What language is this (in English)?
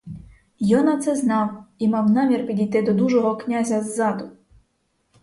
Ukrainian